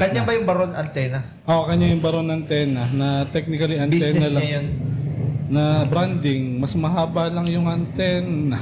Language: Filipino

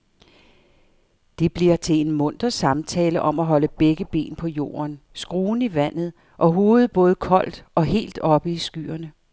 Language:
Danish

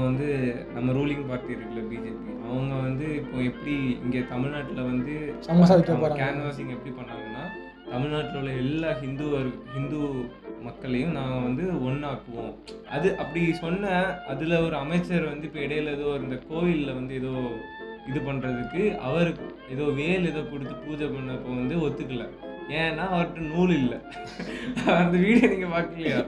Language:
Tamil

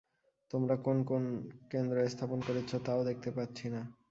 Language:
Bangla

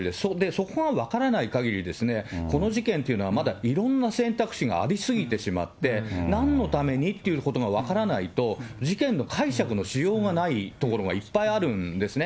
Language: Japanese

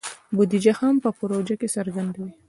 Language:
Pashto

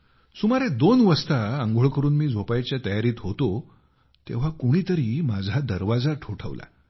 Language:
Marathi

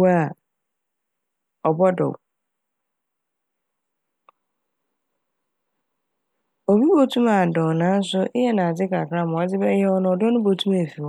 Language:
Akan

